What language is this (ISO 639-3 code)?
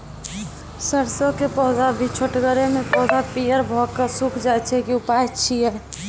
mai